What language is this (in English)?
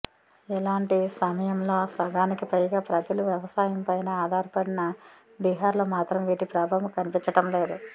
Telugu